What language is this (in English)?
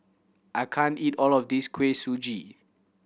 English